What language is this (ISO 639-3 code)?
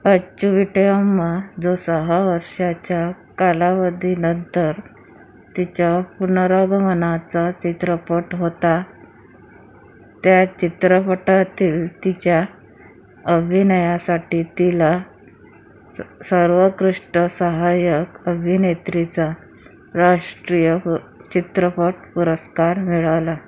mar